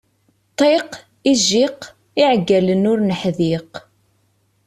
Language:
Kabyle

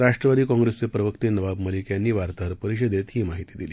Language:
Marathi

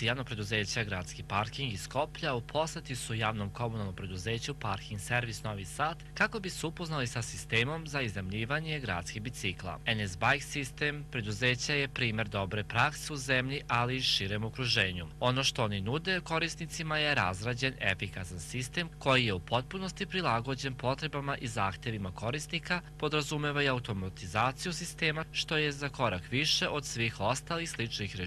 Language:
Polish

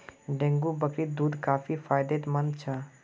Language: Magahi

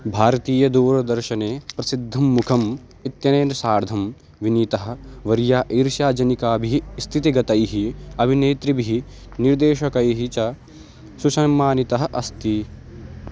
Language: Sanskrit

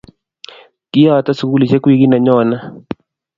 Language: Kalenjin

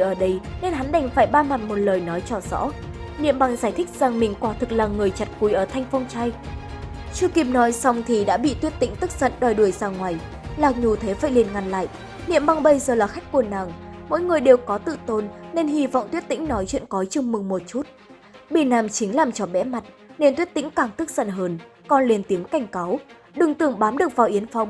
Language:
Vietnamese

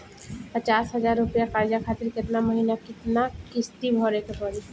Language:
Bhojpuri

